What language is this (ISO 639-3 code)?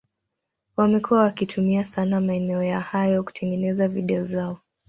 swa